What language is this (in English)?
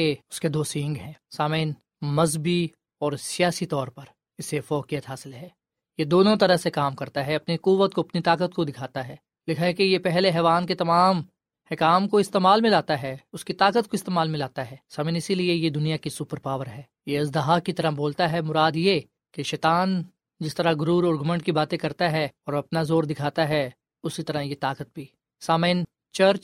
Urdu